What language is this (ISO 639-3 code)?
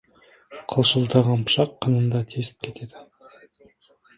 kaz